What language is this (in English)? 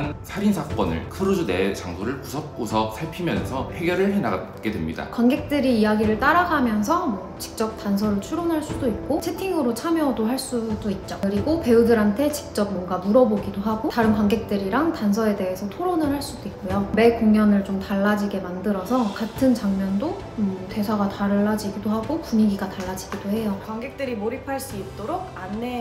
Korean